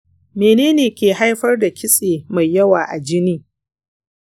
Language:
Hausa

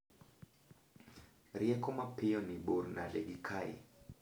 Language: Luo (Kenya and Tanzania)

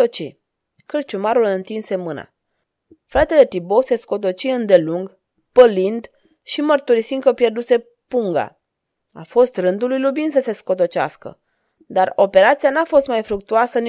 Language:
Romanian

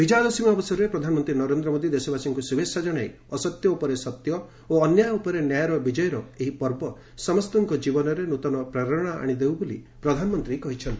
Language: Odia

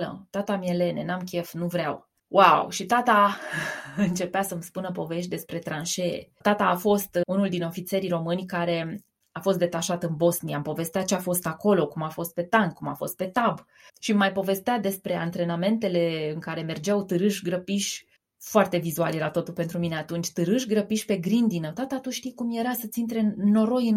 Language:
Romanian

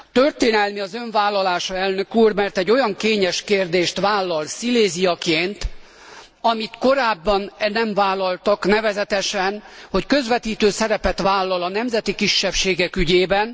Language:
Hungarian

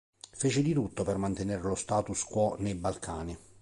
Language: Italian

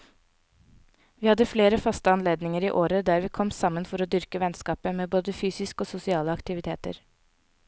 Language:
Norwegian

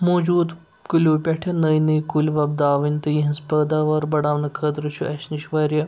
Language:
Kashmiri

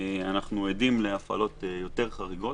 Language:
Hebrew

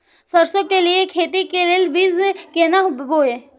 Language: Maithili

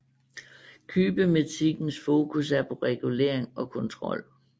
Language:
Danish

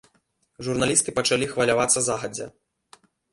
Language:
Belarusian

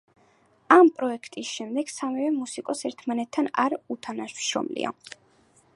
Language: Georgian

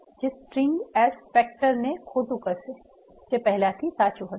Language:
Gujarati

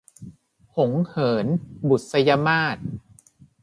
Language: Thai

